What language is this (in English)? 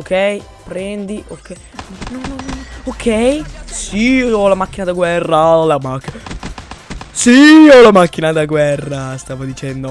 Italian